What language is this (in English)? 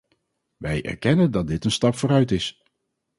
Dutch